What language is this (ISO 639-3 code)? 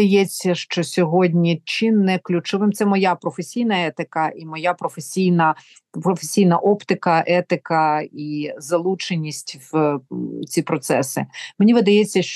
ukr